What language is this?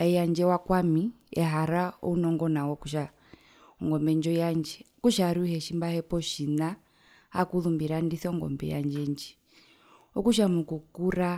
Herero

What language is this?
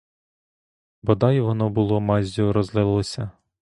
Ukrainian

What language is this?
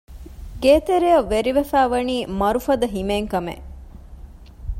Divehi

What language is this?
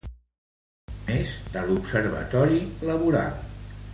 Catalan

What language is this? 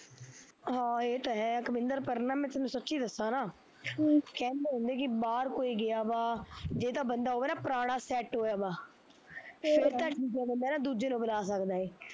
Punjabi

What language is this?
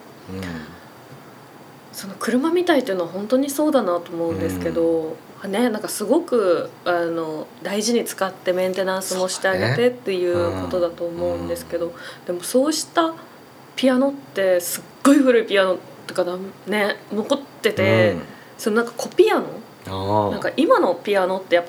Japanese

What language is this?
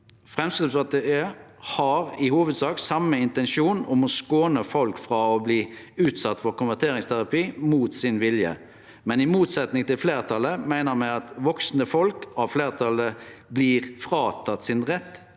Norwegian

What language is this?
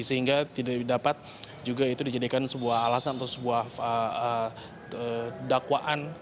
Indonesian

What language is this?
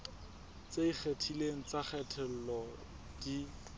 Southern Sotho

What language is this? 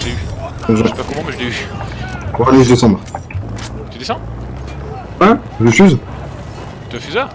French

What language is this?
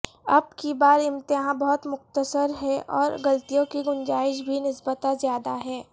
Urdu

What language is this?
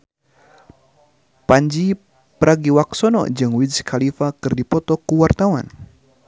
Sundanese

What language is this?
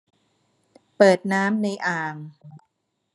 Thai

